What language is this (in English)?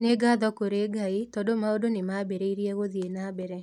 Kikuyu